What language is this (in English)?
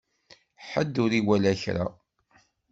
Kabyle